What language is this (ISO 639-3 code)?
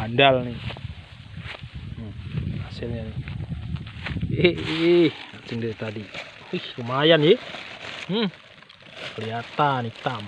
ind